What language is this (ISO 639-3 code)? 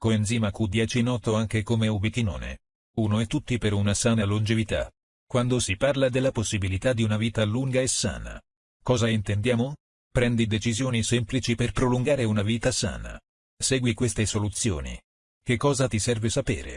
ita